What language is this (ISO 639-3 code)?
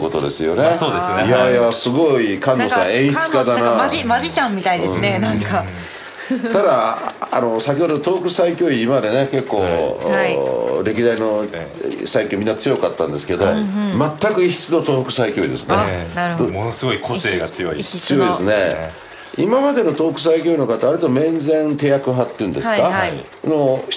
jpn